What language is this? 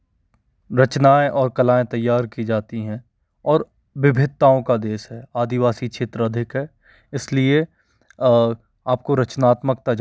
Hindi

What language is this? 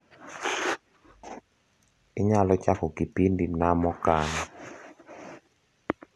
Luo (Kenya and Tanzania)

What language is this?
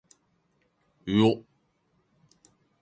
Japanese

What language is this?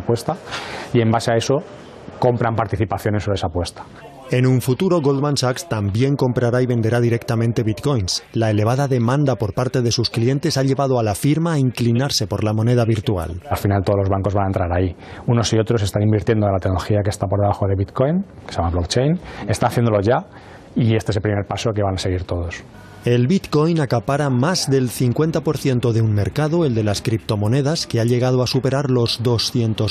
Spanish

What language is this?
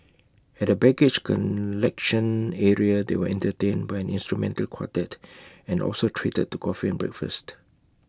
English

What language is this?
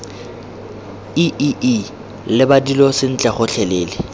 Tswana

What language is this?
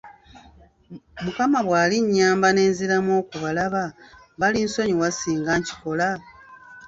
Ganda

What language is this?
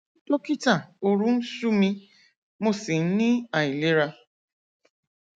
Yoruba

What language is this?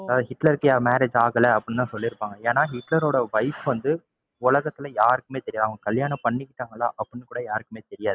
Tamil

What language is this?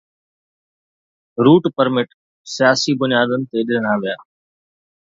Sindhi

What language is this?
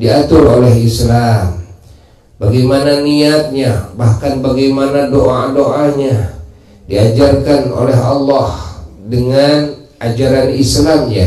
Indonesian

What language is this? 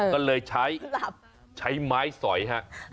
Thai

